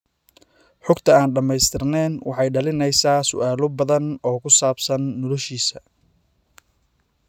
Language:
Somali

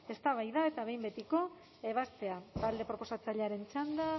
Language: Basque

